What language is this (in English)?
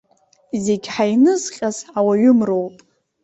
Abkhazian